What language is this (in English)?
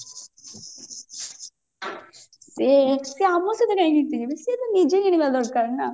Odia